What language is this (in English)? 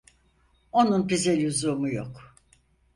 Turkish